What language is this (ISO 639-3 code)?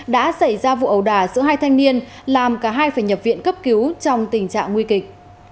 vie